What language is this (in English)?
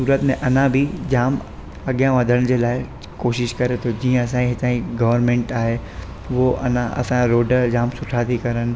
Sindhi